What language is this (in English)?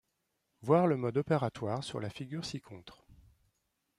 French